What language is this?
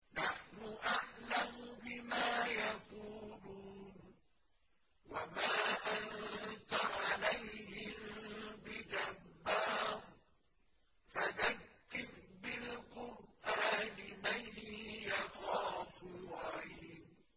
Arabic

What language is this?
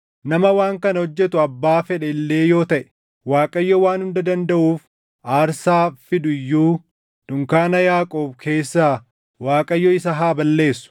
Oromo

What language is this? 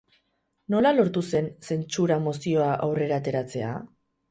Basque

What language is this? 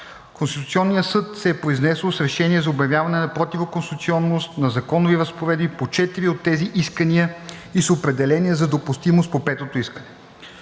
Bulgarian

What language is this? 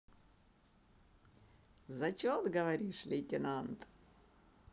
Russian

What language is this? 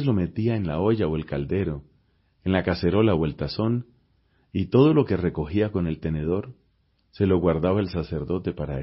Spanish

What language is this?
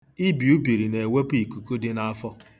Igbo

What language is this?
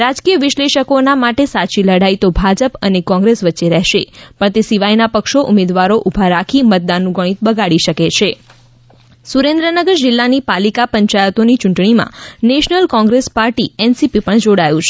Gujarati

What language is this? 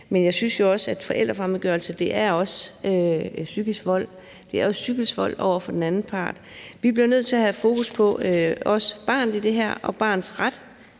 Danish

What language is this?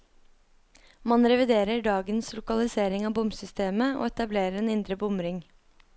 Norwegian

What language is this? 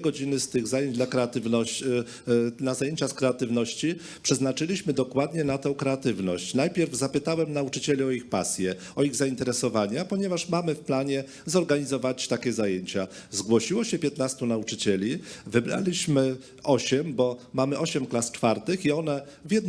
Polish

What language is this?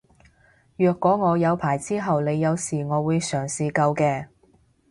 Cantonese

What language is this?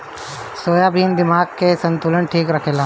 Bhojpuri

